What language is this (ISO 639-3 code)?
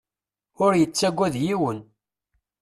kab